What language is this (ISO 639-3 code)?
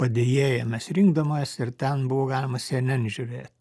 lit